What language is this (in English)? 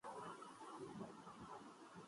Urdu